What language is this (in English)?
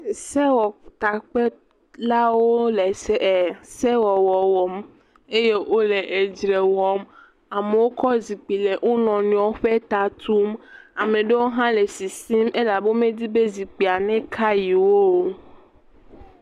Ewe